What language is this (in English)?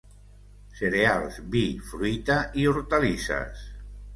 Catalan